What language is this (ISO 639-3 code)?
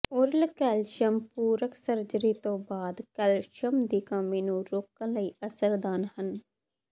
pan